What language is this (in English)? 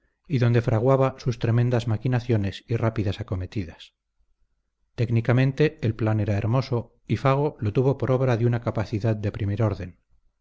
Spanish